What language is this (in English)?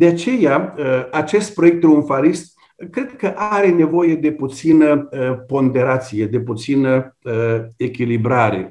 Romanian